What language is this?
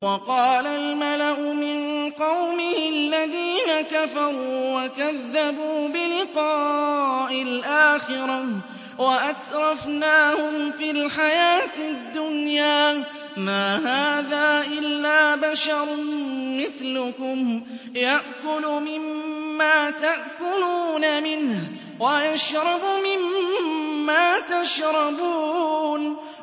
Arabic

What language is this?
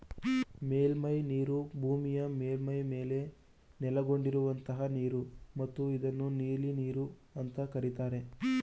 Kannada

